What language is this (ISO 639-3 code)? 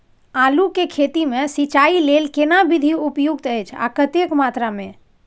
mai